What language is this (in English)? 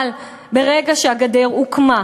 Hebrew